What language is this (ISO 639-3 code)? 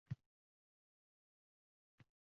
uzb